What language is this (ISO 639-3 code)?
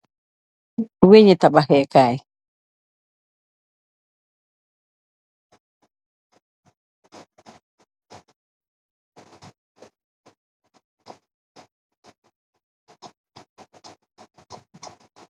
wol